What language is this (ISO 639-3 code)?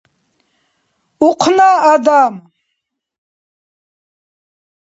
dar